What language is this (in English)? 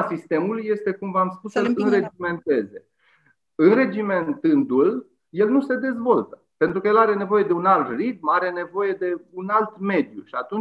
Romanian